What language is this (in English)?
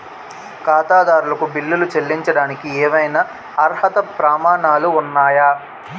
Telugu